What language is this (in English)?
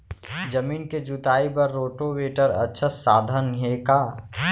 Chhattisgarhi